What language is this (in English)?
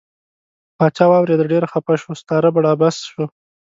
Pashto